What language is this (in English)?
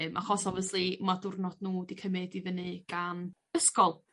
Welsh